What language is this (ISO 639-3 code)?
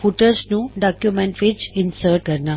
pan